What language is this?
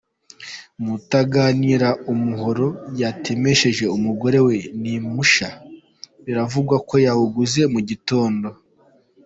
Kinyarwanda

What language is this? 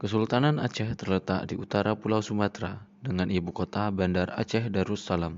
Indonesian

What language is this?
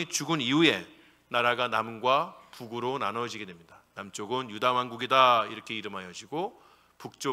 Korean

